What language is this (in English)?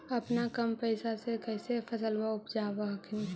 Magahi